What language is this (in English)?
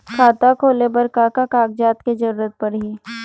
Chhattisgarhi